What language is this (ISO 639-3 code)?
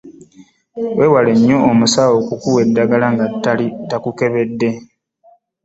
lug